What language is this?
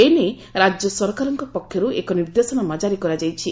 Odia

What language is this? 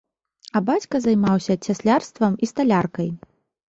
Belarusian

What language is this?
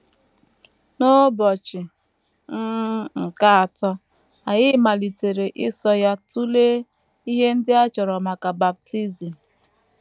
Igbo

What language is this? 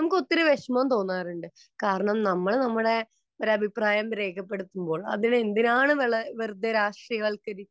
Malayalam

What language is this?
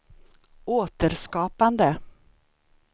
Swedish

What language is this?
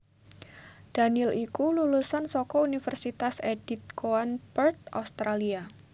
Javanese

